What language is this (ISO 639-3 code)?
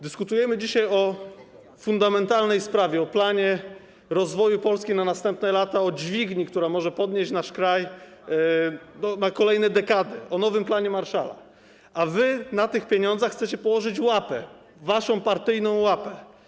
pol